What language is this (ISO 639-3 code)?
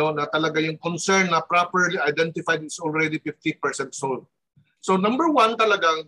fil